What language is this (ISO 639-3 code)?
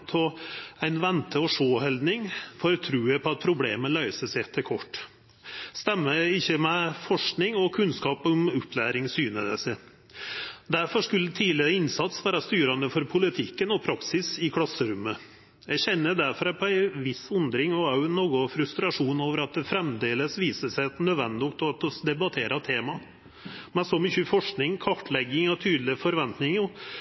nno